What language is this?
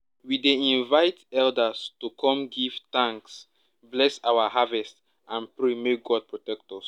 Nigerian Pidgin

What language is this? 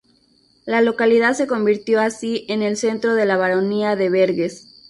Spanish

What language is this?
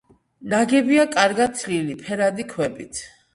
Georgian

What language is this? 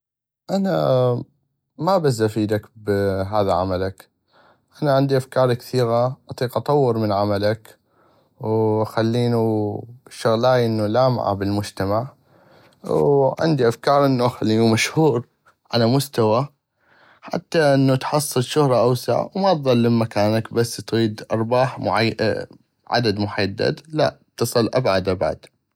North Mesopotamian Arabic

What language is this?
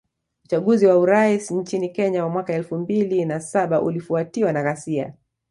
Swahili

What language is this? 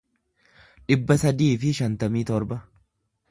Oromo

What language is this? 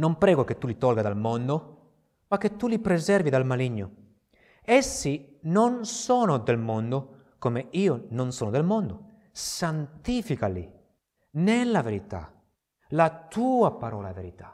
Italian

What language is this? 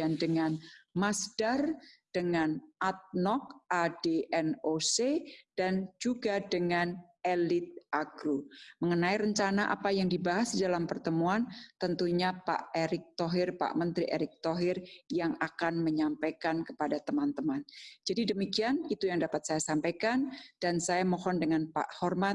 Indonesian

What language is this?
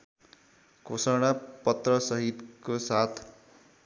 Nepali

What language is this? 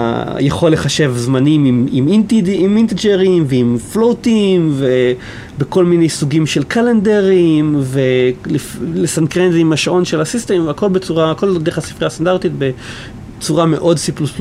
Hebrew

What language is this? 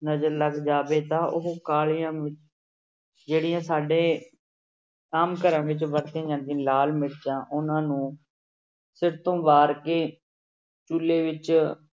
Punjabi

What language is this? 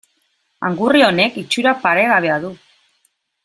Basque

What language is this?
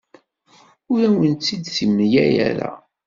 Kabyle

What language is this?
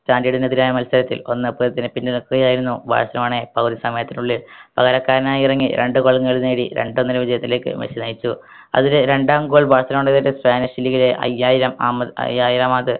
Malayalam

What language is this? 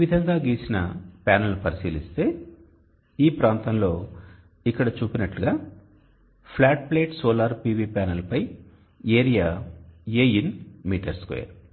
Telugu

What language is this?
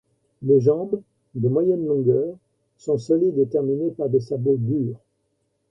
French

